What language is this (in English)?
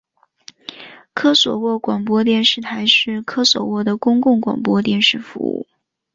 Chinese